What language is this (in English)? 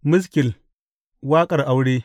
Hausa